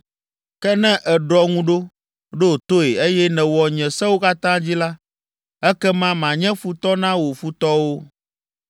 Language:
Ewe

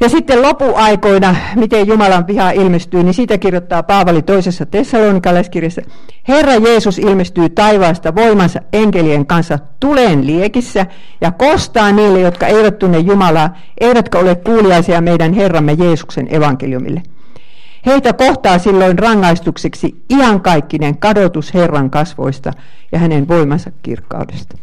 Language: Finnish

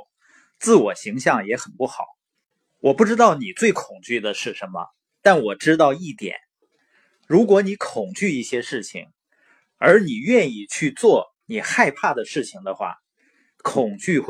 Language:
Chinese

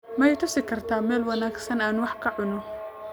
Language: Somali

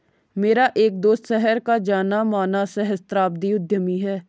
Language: Hindi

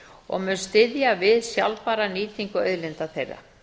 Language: Icelandic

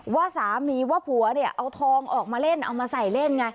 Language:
Thai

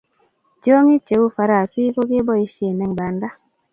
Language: Kalenjin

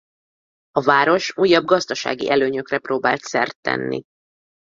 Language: Hungarian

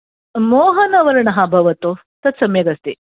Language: Sanskrit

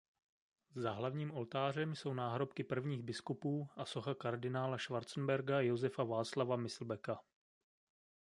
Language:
Czech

